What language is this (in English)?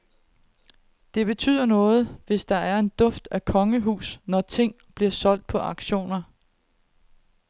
Danish